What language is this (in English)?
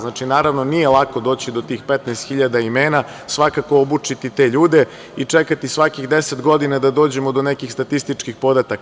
Serbian